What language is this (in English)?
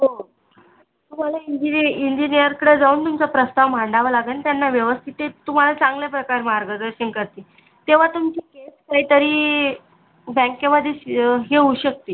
Marathi